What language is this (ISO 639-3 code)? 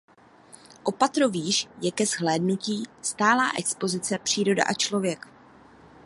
ces